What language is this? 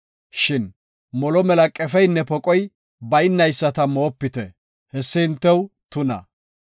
Gofa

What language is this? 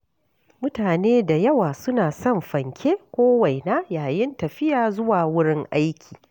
Hausa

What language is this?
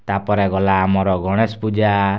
Odia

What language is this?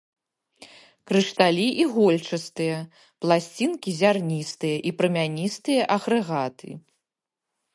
Belarusian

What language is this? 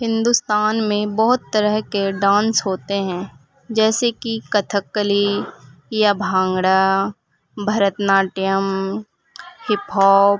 Urdu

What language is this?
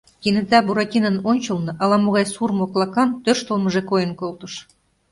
Mari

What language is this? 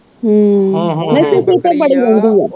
Punjabi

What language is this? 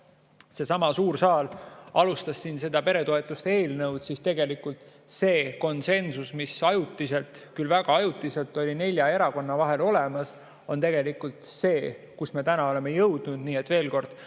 Estonian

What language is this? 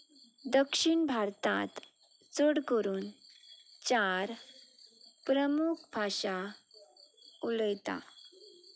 Konkani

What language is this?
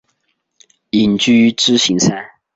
Chinese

